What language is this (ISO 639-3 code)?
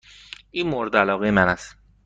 fas